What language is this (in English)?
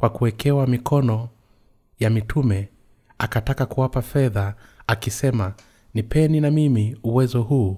Swahili